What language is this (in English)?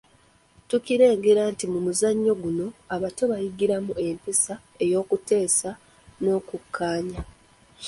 Ganda